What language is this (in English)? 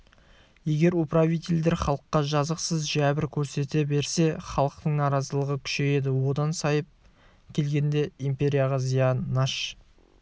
Kazakh